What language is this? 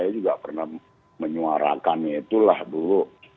Indonesian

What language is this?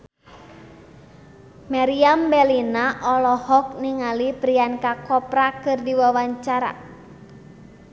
Sundanese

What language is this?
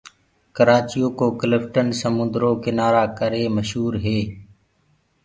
Gurgula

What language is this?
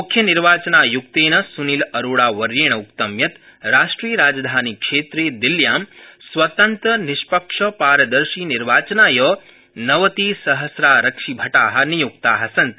Sanskrit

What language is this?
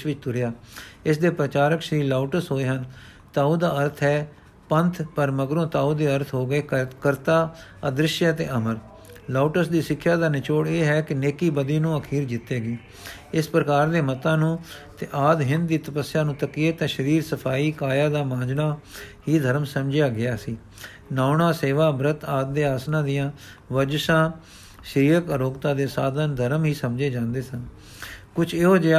Punjabi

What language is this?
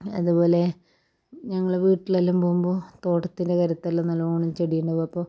Malayalam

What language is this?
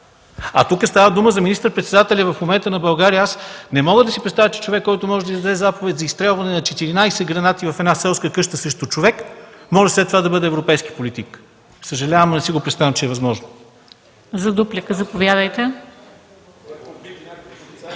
Bulgarian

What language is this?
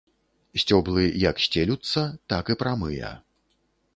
Belarusian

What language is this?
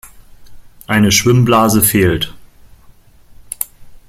German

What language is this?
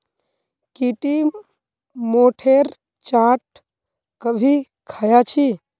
Magahi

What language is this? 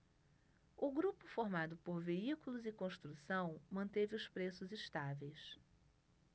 Portuguese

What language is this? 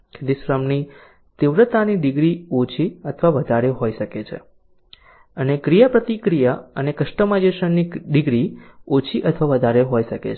Gujarati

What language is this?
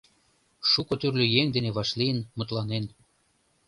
Mari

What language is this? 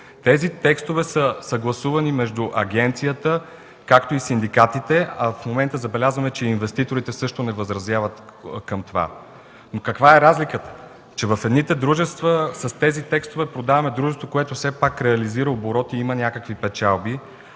Bulgarian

